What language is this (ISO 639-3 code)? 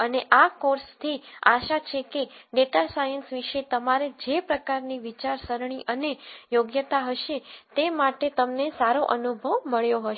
guj